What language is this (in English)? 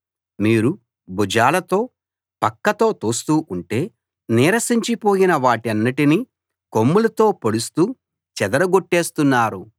Telugu